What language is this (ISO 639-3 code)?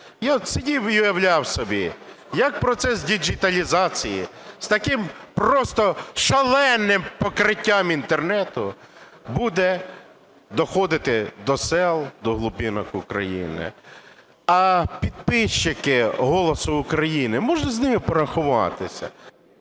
ukr